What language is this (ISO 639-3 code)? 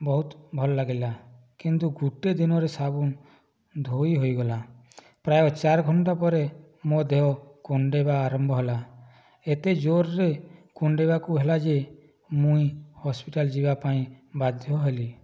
ori